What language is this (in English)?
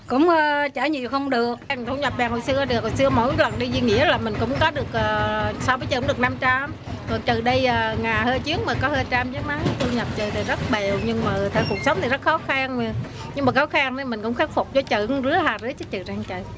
Vietnamese